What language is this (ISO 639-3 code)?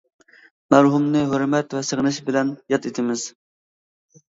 uig